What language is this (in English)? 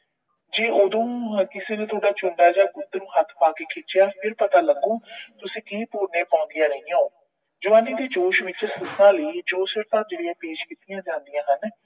Punjabi